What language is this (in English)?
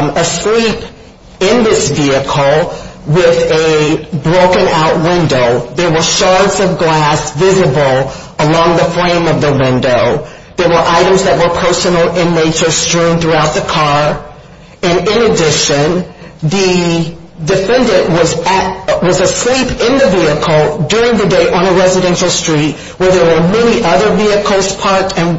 English